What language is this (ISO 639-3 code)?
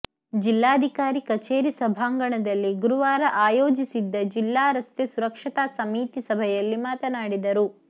kan